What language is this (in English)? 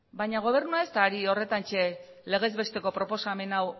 Basque